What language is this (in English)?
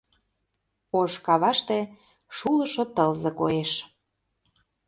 Mari